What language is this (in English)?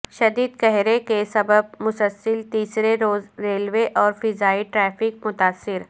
Urdu